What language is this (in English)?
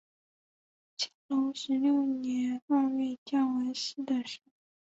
Chinese